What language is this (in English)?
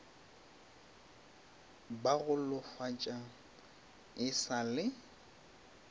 Northern Sotho